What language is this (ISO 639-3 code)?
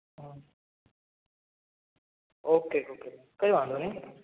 guj